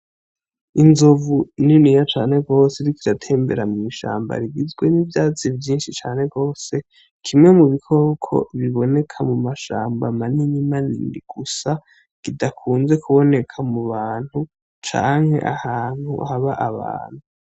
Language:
Rundi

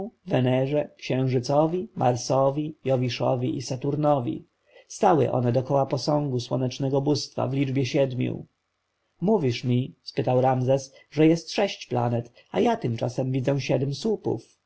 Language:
Polish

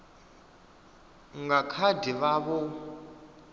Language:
Venda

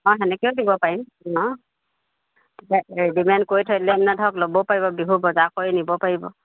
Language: Assamese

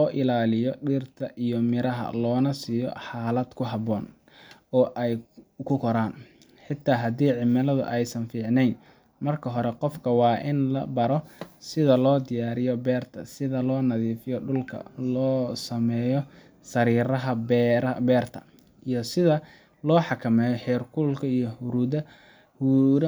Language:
Somali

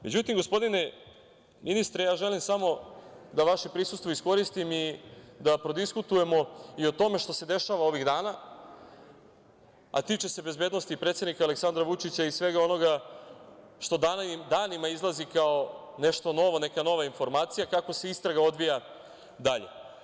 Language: Serbian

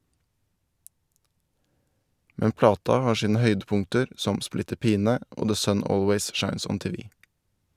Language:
Norwegian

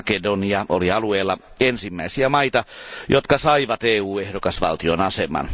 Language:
Finnish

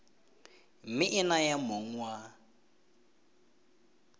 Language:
Tswana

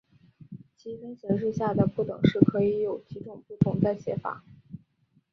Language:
Chinese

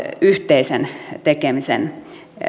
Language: Finnish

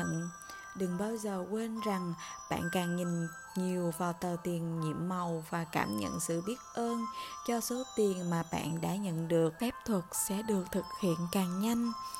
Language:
Vietnamese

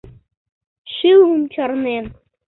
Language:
Mari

